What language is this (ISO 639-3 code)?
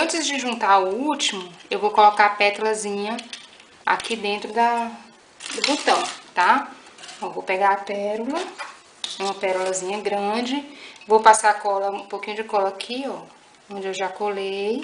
por